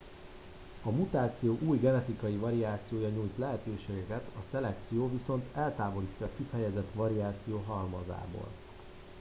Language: Hungarian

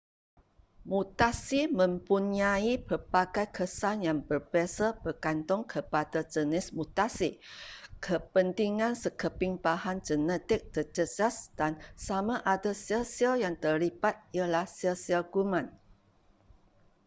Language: Malay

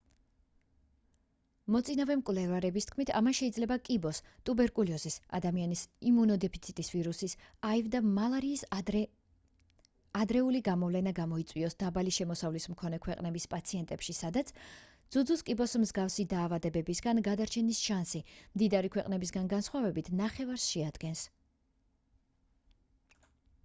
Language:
Georgian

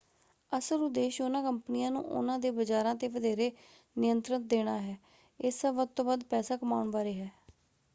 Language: Punjabi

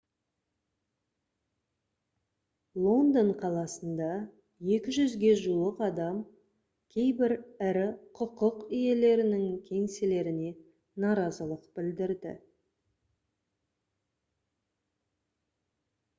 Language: Kazakh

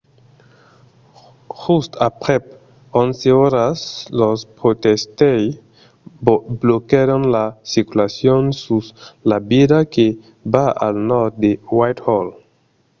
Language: Occitan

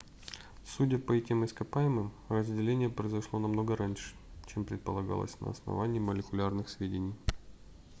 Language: Russian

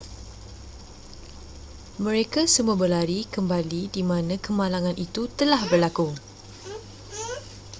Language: Malay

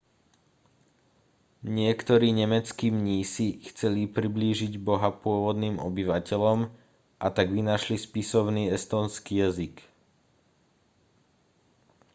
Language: Slovak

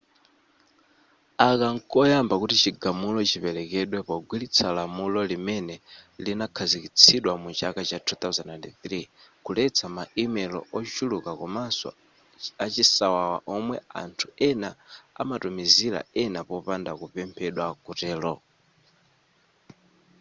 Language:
Nyanja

